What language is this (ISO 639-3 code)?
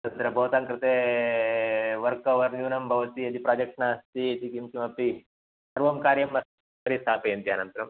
san